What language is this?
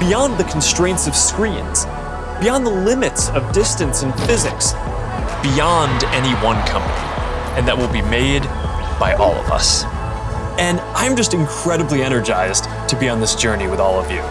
English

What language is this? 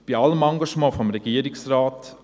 Swiss German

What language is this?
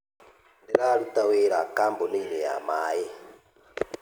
Kikuyu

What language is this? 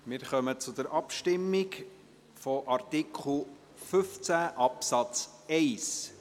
Swiss German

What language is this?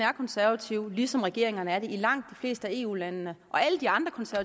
Danish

